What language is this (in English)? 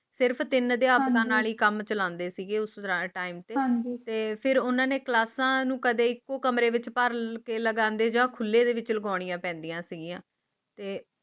Punjabi